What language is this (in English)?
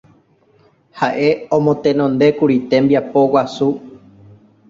Guarani